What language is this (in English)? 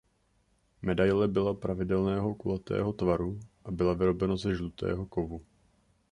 Czech